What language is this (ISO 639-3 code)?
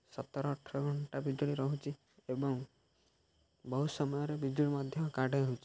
ori